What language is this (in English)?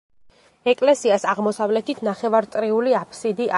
Georgian